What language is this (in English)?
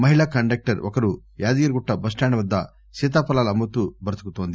Telugu